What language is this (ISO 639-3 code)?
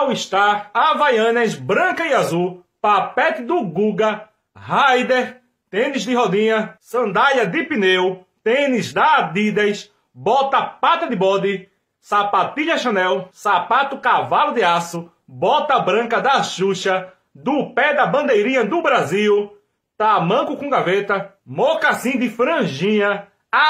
por